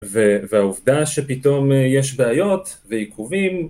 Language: Hebrew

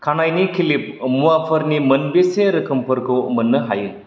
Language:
Bodo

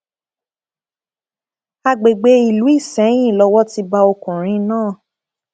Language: Yoruba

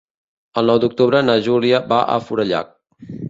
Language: Catalan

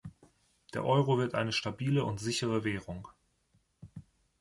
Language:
German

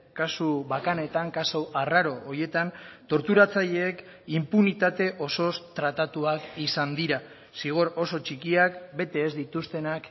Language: Basque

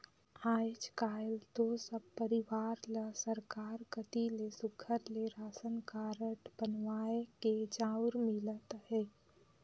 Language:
Chhattisgarhi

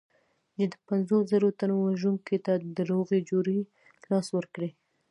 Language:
Pashto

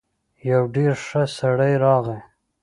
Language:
Pashto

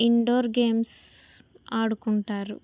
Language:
Telugu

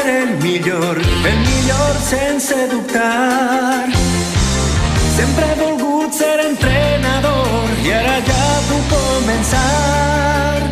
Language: Polish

